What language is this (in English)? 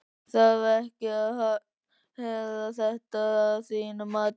Icelandic